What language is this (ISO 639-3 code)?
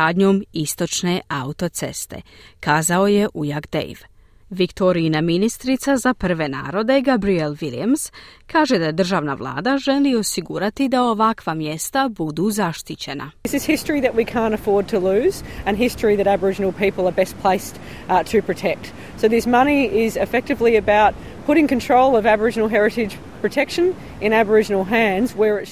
hrv